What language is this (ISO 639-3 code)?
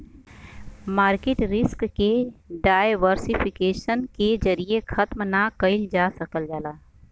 bho